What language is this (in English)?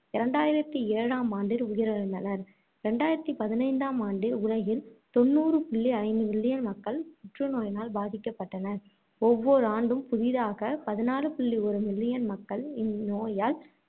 Tamil